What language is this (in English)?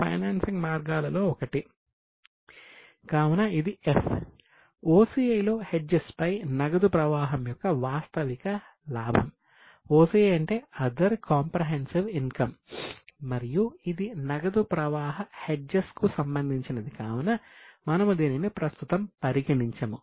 Telugu